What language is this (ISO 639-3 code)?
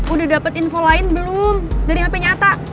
ind